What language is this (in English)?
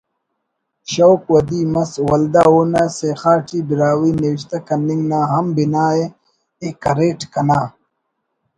Brahui